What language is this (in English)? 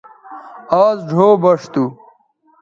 Bateri